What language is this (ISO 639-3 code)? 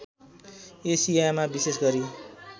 nep